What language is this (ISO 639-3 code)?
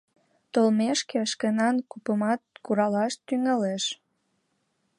chm